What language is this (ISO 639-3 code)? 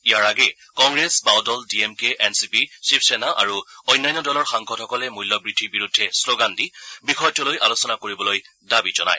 asm